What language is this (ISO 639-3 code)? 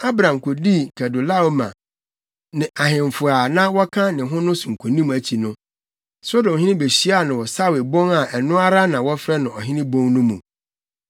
aka